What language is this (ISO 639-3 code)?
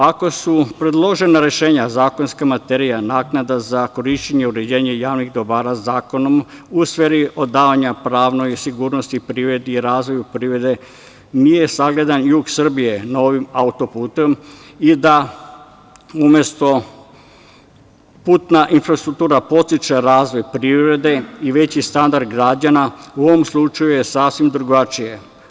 srp